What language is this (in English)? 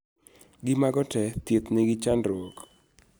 Luo (Kenya and Tanzania)